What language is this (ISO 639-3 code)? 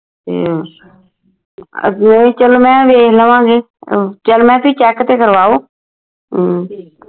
pan